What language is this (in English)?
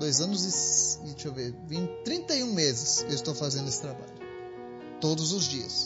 Portuguese